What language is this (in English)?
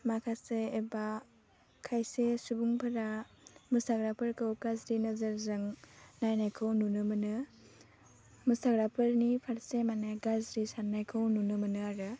Bodo